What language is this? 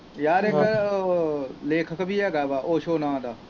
Punjabi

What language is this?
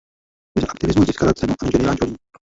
Czech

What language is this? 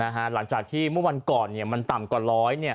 Thai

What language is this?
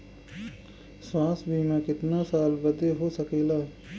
Bhojpuri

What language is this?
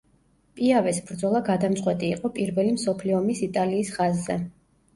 Georgian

